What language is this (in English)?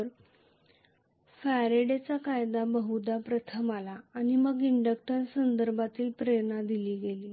Marathi